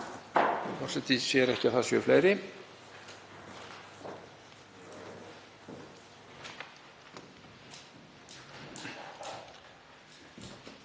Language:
Icelandic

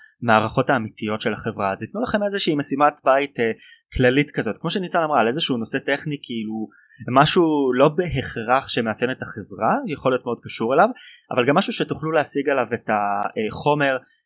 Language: Hebrew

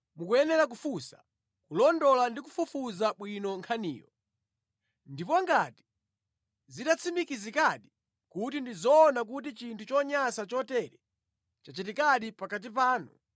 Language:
Nyanja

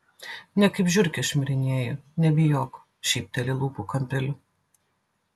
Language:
Lithuanian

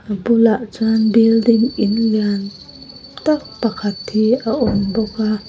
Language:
Mizo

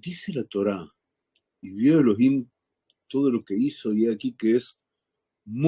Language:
Spanish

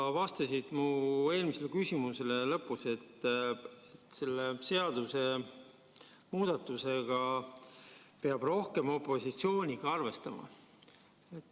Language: Estonian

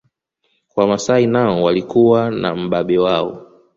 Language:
Swahili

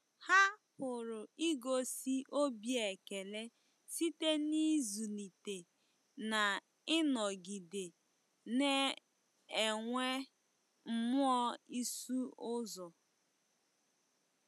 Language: Igbo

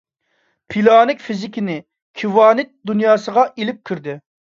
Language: Uyghur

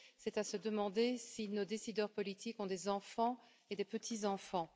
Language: French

